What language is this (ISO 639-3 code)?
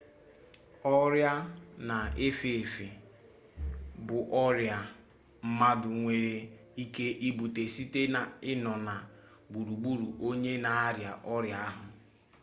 ibo